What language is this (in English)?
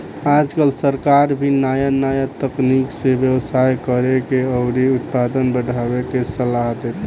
Bhojpuri